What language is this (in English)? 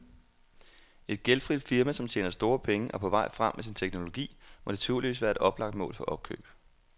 Danish